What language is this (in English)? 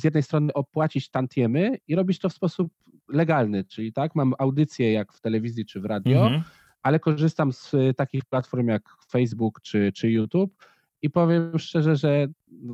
Polish